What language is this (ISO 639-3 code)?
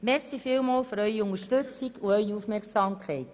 gsw